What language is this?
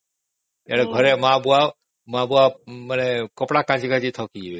Odia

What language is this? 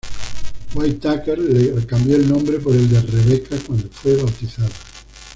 Spanish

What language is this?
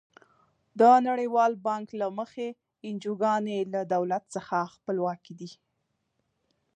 Pashto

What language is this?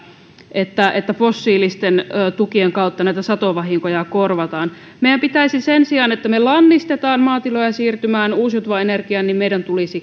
Finnish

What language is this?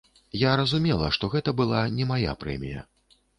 Belarusian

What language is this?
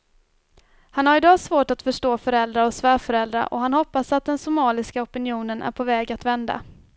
Swedish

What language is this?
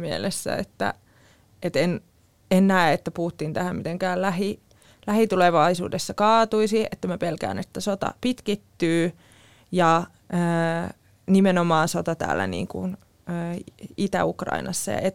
Finnish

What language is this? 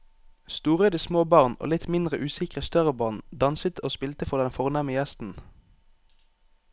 Norwegian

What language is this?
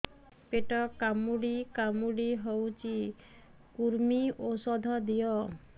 Odia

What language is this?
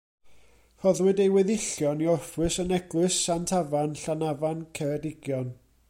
Welsh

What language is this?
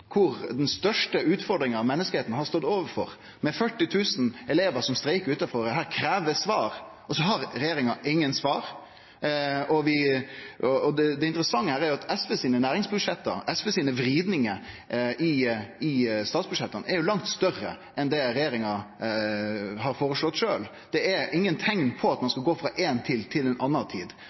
Norwegian Nynorsk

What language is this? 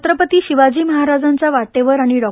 Marathi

